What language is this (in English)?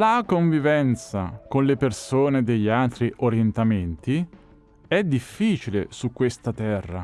Italian